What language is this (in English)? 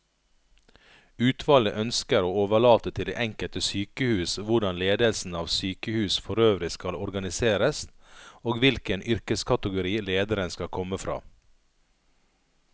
Norwegian